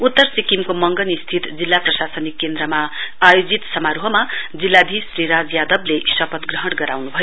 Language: Nepali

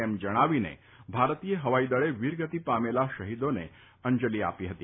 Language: Gujarati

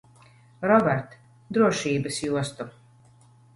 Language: Latvian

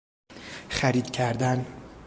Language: Persian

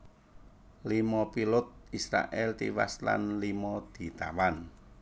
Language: Javanese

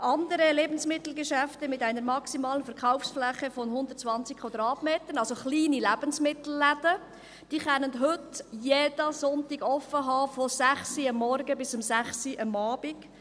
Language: Swiss German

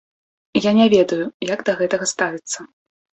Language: Belarusian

